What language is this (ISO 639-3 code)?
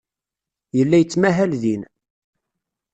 kab